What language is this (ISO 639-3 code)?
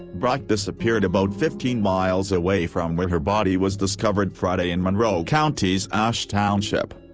eng